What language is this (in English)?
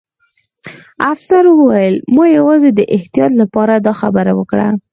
Pashto